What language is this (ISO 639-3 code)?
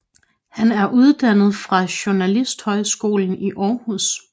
dan